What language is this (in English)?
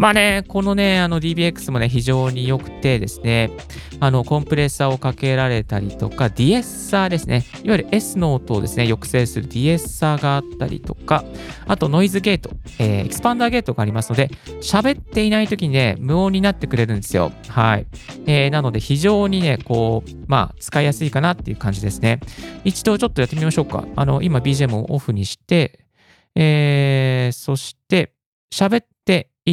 Japanese